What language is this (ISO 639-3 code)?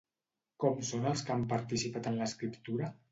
cat